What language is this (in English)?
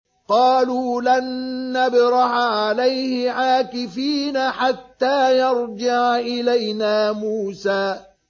Arabic